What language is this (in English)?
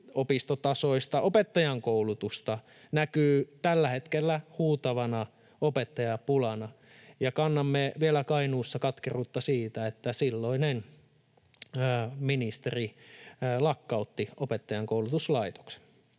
Finnish